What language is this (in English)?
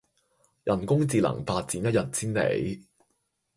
Cantonese